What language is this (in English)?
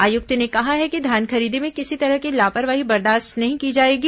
Hindi